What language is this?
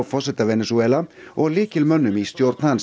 Icelandic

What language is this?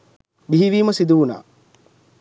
Sinhala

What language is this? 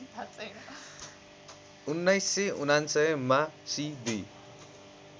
Nepali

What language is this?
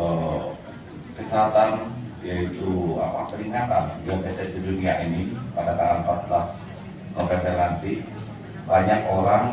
Indonesian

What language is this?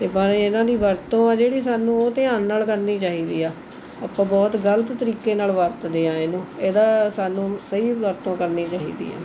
Punjabi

